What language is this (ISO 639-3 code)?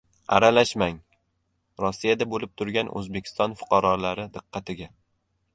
uzb